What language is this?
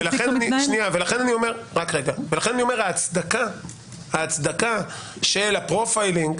Hebrew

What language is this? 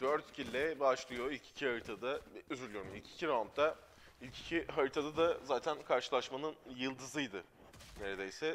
Turkish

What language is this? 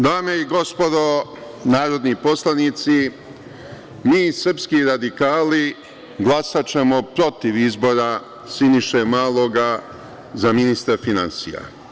Serbian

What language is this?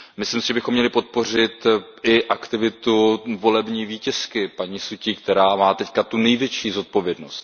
Czech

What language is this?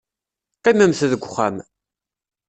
Kabyle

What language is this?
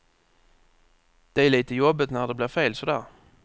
Swedish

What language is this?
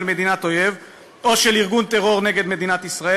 Hebrew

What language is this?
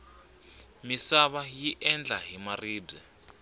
Tsonga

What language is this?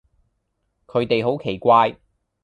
Cantonese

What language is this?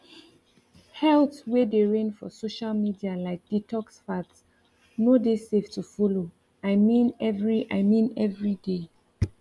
Nigerian Pidgin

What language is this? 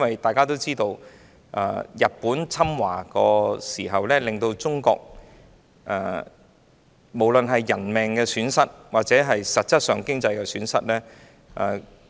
Cantonese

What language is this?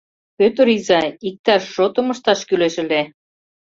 Mari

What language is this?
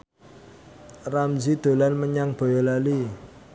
Javanese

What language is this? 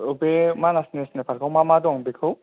Bodo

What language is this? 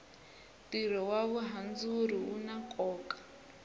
Tsonga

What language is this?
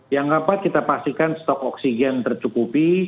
Indonesian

